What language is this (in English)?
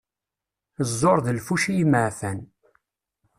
Kabyle